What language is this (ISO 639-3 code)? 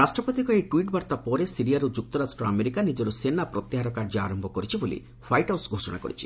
ori